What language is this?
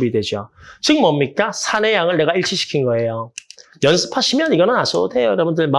Korean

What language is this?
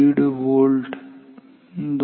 Marathi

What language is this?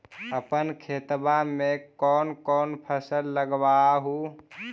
Magahi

